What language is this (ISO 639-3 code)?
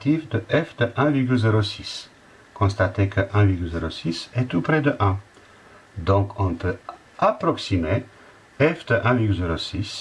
fra